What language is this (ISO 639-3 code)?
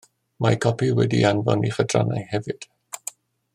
cym